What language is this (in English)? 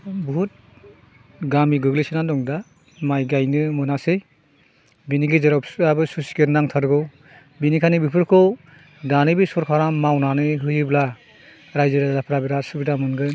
Bodo